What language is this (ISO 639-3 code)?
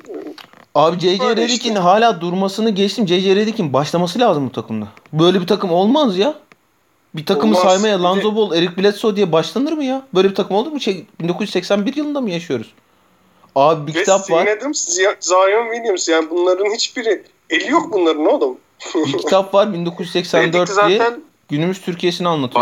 tur